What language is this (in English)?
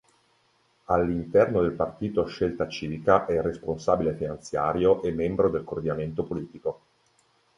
Italian